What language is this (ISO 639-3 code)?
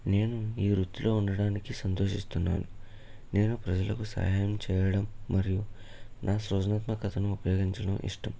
tel